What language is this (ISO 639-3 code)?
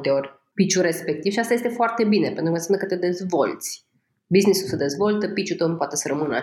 ron